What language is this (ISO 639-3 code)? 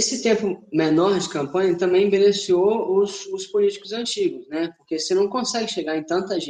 por